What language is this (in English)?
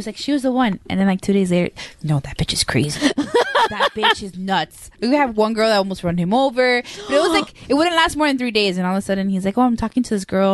English